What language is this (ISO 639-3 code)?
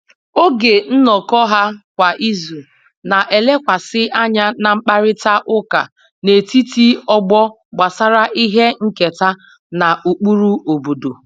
ibo